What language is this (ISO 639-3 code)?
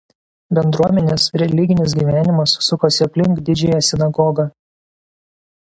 lit